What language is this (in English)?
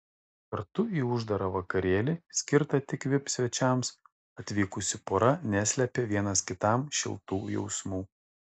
Lithuanian